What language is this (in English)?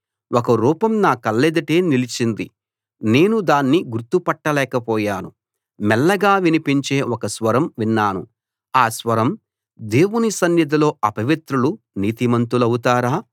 Telugu